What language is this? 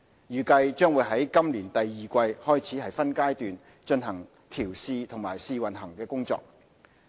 Cantonese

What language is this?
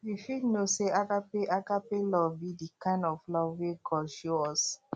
Nigerian Pidgin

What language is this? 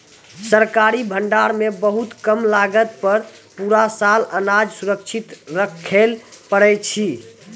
Maithili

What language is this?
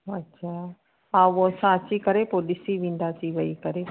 Sindhi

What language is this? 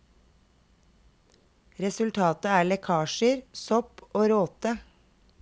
Norwegian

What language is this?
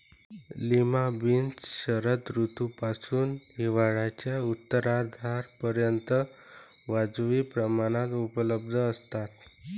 Marathi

